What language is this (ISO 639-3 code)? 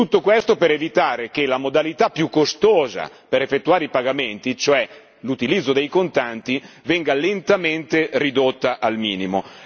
ita